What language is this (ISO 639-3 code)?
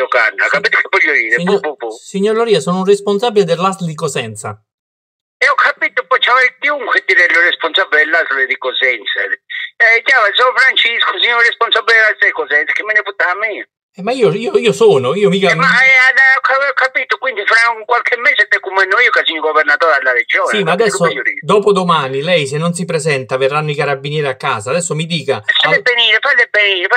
ita